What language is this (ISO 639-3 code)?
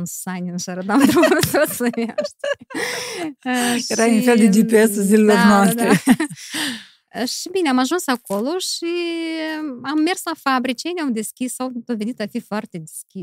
ron